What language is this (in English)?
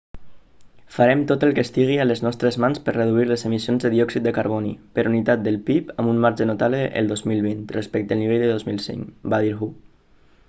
Catalan